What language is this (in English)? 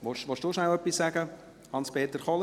Swiss German